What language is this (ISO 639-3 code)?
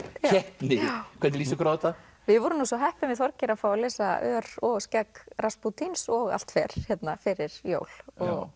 isl